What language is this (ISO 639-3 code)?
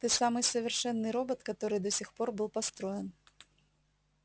rus